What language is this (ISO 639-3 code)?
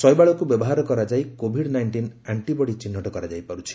ori